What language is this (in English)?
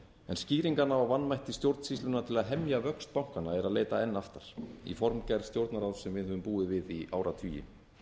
Icelandic